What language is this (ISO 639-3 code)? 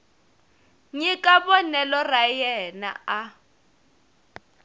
tso